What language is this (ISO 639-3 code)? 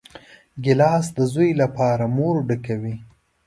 pus